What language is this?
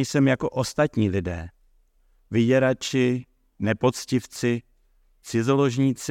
Czech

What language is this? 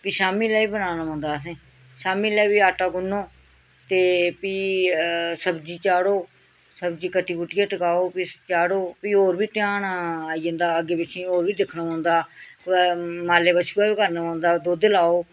Dogri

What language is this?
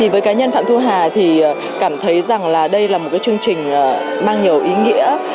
Vietnamese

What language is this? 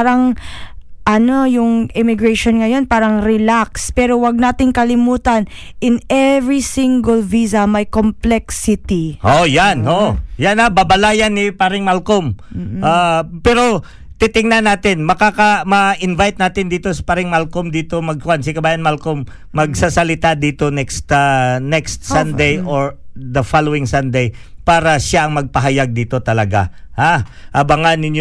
Filipino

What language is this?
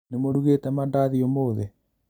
Kikuyu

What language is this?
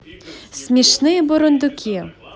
Russian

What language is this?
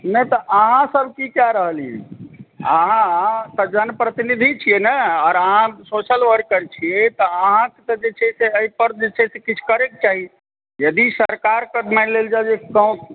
Maithili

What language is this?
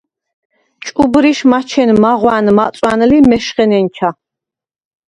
Svan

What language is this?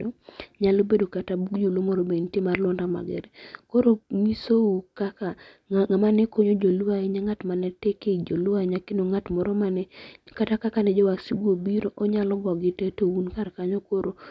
Luo (Kenya and Tanzania)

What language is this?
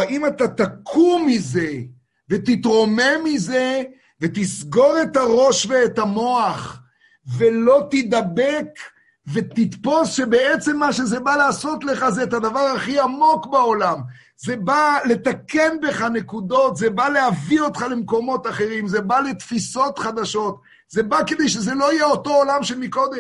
Hebrew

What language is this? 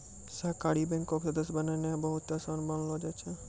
Maithili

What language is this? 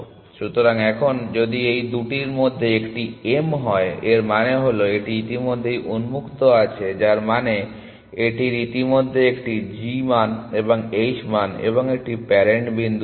Bangla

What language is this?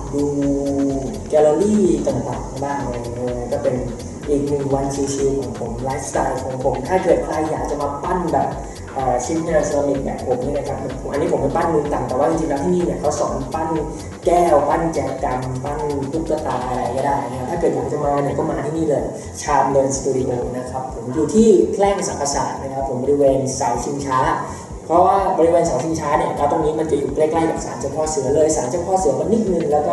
Thai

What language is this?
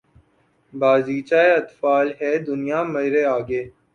Urdu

